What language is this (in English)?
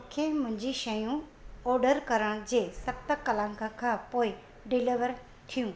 Sindhi